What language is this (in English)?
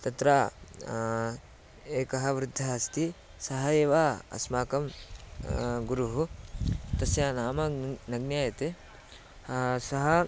Sanskrit